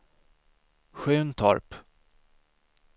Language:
Swedish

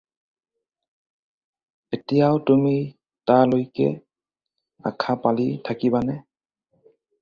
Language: Assamese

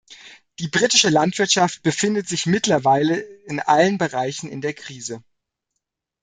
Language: German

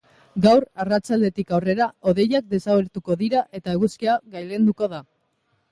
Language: Basque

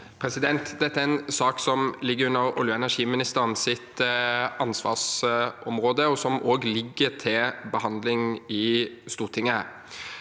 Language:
Norwegian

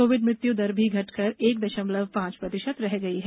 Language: Hindi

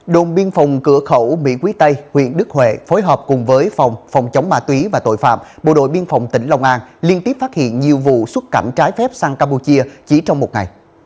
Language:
Vietnamese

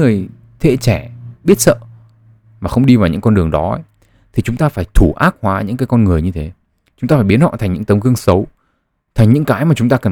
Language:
Vietnamese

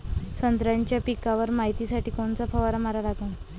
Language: Marathi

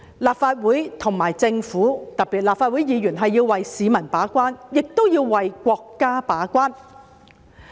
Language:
Cantonese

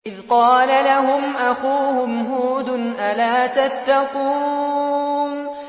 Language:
Arabic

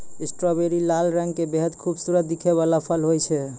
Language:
Maithili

